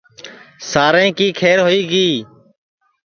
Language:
Sansi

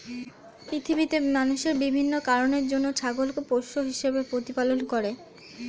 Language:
Bangla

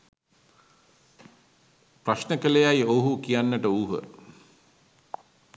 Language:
Sinhala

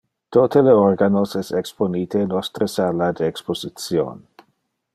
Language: Interlingua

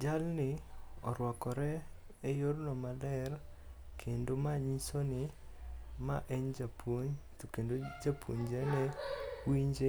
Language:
Luo (Kenya and Tanzania)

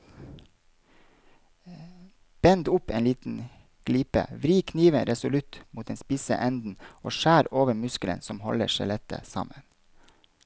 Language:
Norwegian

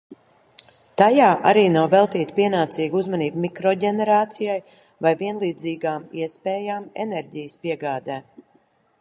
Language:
Latvian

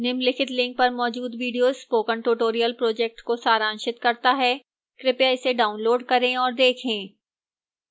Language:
Hindi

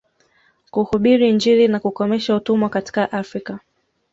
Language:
Swahili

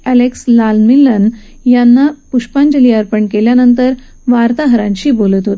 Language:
Marathi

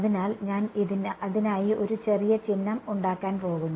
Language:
Malayalam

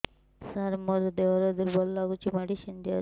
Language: Odia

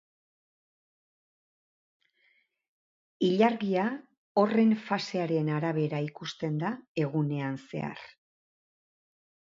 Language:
Basque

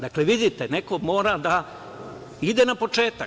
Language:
Serbian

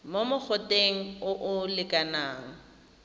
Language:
Tswana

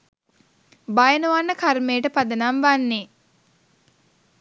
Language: Sinhala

